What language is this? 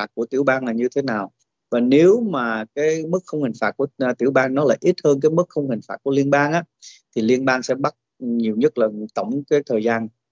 Vietnamese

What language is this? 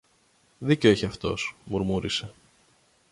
Greek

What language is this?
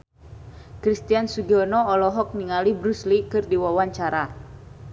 Sundanese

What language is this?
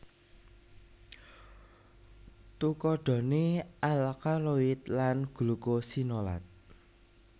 Javanese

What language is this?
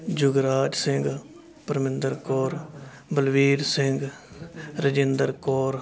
Punjabi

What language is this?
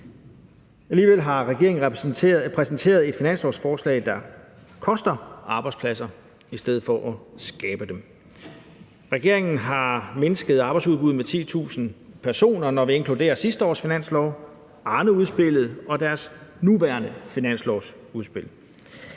Danish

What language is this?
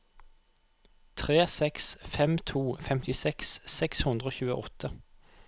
Norwegian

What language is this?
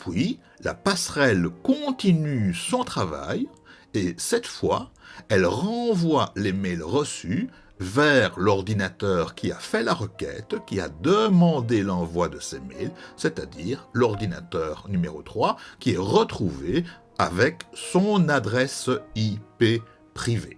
French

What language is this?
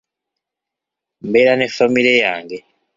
Ganda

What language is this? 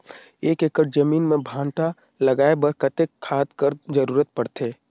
Chhattisgarhi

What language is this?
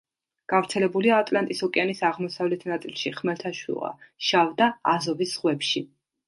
Georgian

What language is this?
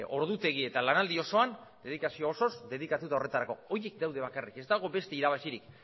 Basque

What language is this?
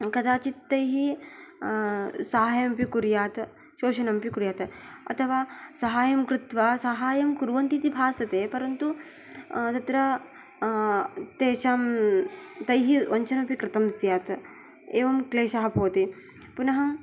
Sanskrit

